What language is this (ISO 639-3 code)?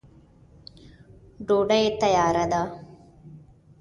pus